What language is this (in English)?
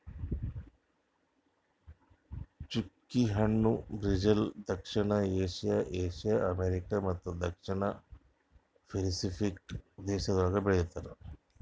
Kannada